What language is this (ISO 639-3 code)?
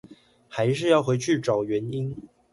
zho